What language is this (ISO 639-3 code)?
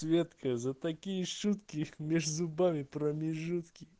rus